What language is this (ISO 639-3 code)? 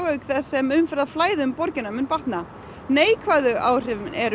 isl